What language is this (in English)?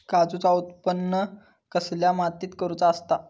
Marathi